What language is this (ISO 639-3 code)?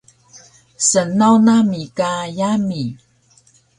trv